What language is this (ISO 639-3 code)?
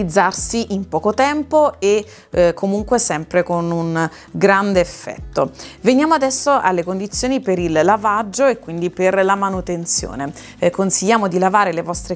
ita